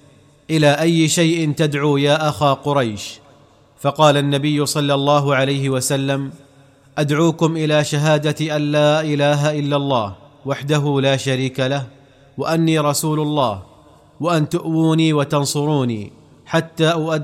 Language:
Arabic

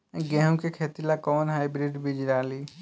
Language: Bhojpuri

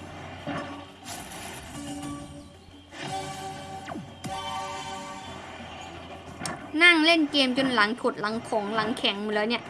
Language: Thai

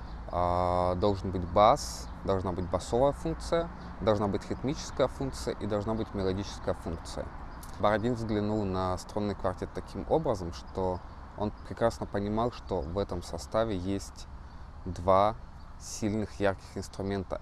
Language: Russian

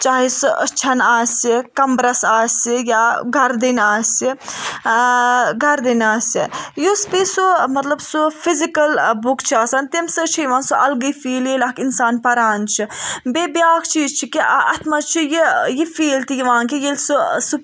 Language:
Kashmiri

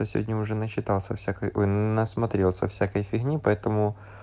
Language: Russian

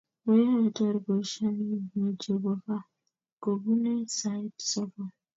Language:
Kalenjin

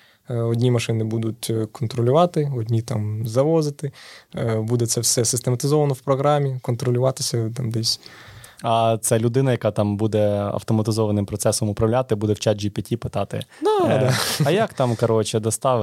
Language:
Ukrainian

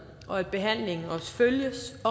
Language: Danish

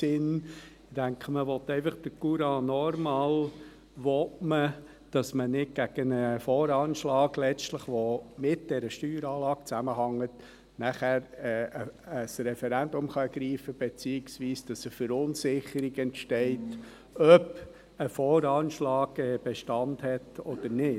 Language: Swiss German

